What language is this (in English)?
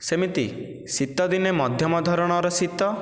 Odia